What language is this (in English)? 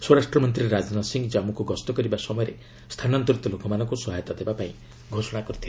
Odia